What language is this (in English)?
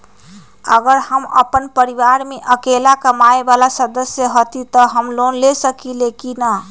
Magahi